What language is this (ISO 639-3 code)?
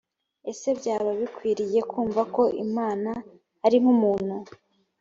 kin